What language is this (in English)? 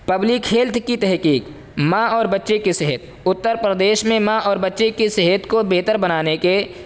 Urdu